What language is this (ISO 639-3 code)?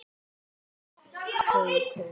isl